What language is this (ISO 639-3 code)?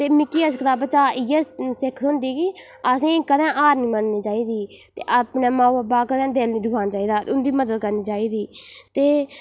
doi